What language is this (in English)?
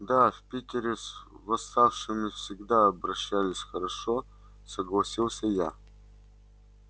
Russian